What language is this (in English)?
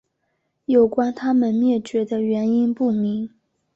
Chinese